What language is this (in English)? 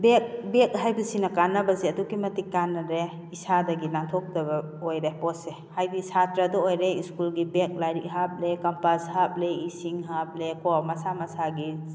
Manipuri